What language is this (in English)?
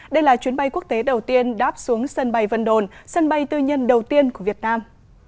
Vietnamese